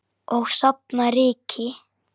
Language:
Icelandic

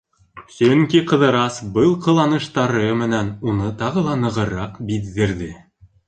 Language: Bashkir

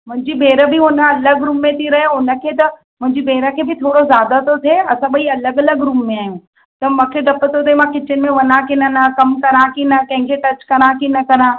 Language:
Sindhi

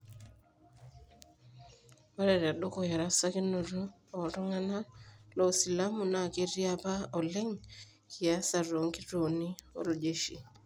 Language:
Masai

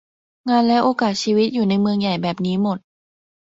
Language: Thai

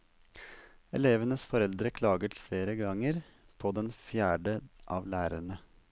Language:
Norwegian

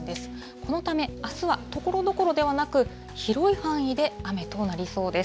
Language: Japanese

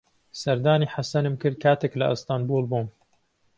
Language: Central Kurdish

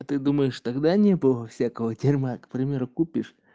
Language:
Russian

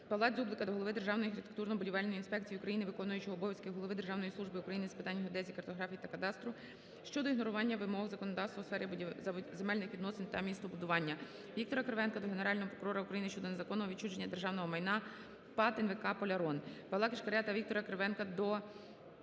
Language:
Ukrainian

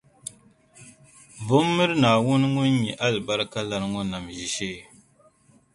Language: Dagbani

